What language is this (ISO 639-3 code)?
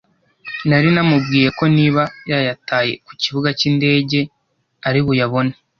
kin